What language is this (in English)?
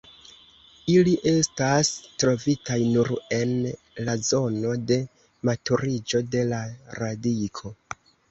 Esperanto